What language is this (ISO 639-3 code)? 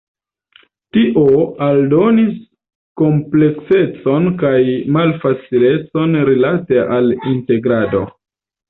epo